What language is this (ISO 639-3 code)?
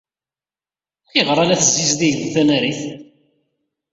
kab